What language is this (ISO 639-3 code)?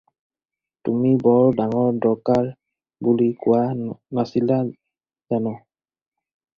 asm